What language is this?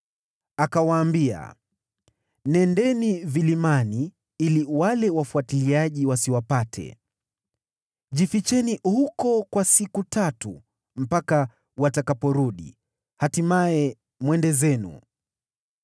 Swahili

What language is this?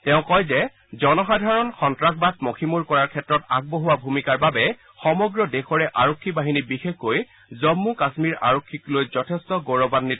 Assamese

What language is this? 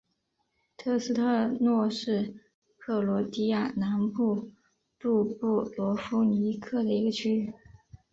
Chinese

